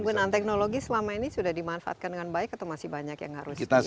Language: Indonesian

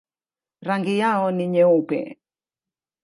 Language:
Swahili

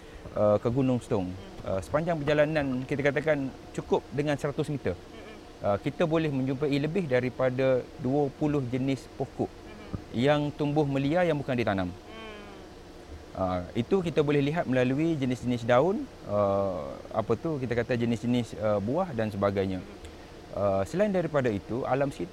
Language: Malay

